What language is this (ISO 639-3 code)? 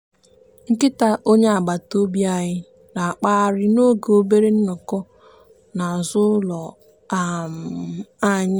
ibo